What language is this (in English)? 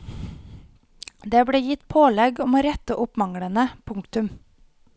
Norwegian